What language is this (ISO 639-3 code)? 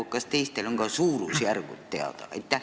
est